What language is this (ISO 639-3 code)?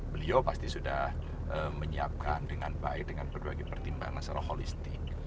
ind